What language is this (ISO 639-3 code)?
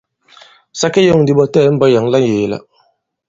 abb